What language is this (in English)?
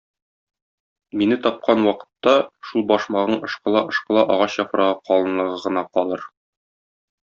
Tatar